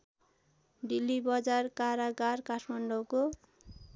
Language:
Nepali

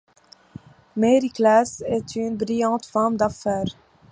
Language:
French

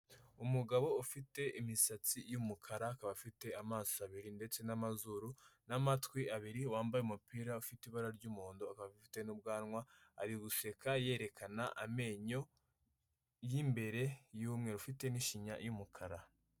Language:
Kinyarwanda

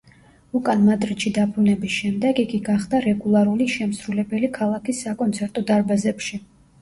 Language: Georgian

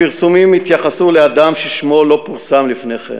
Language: Hebrew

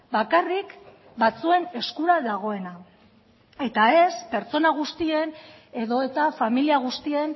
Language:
Basque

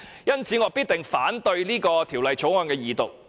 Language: Cantonese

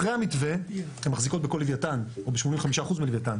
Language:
Hebrew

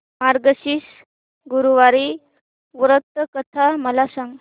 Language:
Marathi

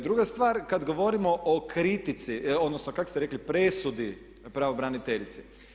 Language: Croatian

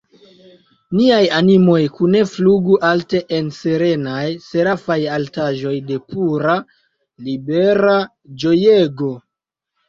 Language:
Esperanto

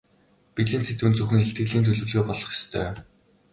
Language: Mongolian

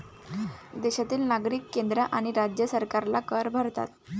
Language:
Marathi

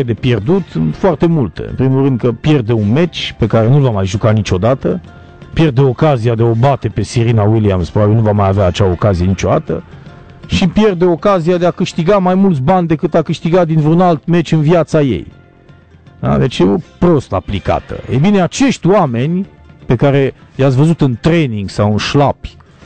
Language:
Romanian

